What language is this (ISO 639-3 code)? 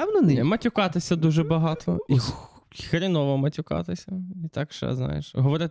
ukr